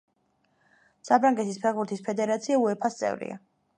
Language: Georgian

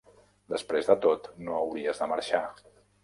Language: Catalan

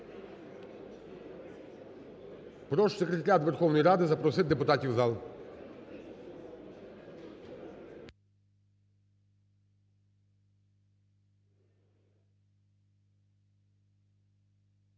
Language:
Ukrainian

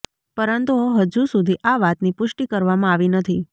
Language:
Gujarati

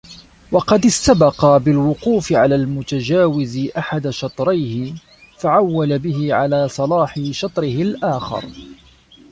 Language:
Arabic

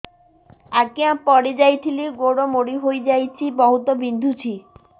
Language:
Odia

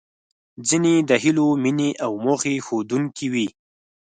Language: Pashto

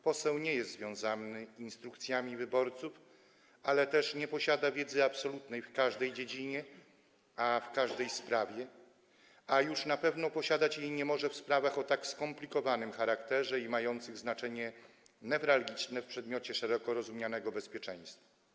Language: Polish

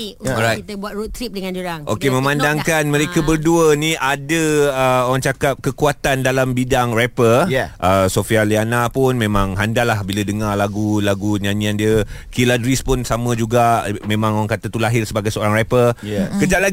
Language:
Malay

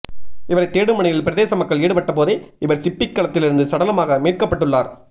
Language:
Tamil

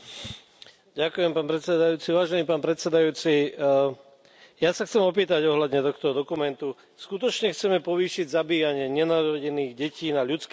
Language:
Slovak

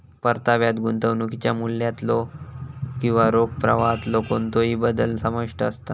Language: Marathi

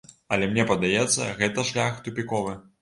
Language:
Belarusian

